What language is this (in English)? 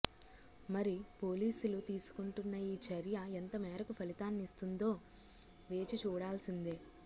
Telugu